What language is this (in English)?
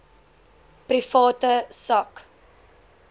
Afrikaans